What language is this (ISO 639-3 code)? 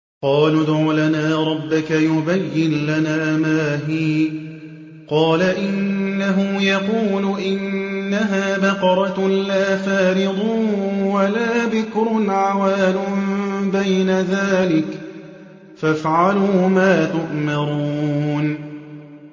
ara